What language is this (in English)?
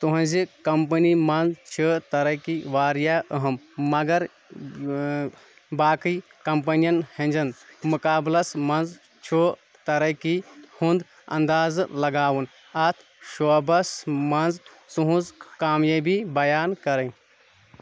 Kashmiri